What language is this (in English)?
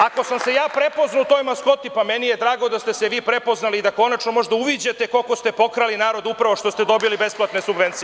Serbian